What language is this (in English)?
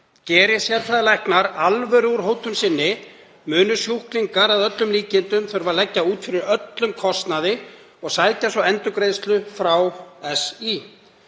Icelandic